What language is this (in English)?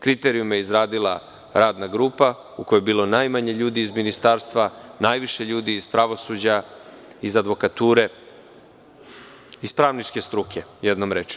Serbian